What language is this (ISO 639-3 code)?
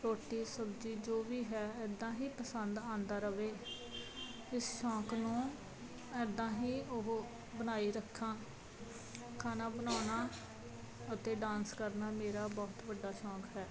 pan